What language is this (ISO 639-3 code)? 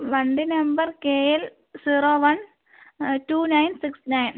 mal